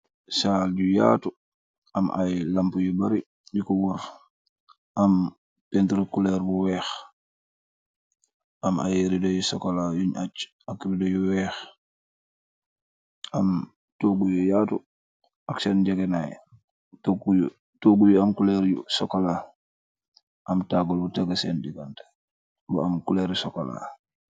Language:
Wolof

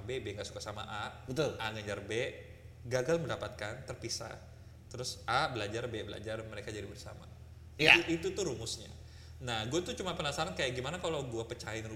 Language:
Indonesian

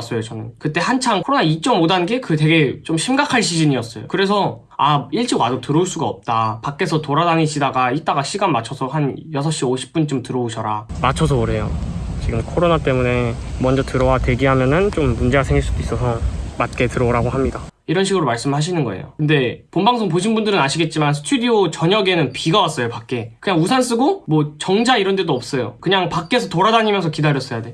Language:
Korean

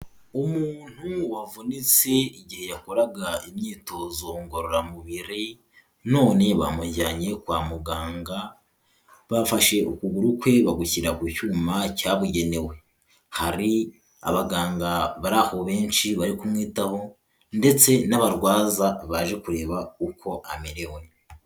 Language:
Kinyarwanda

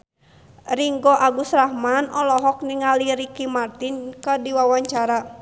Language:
Sundanese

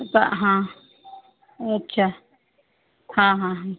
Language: Marathi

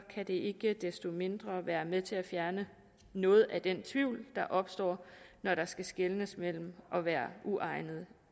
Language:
Danish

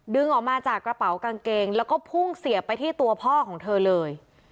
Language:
Thai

